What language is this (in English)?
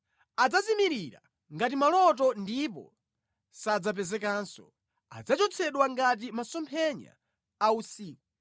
Nyanja